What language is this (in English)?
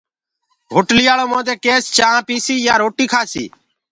Gurgula